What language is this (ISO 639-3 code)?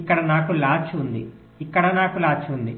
tel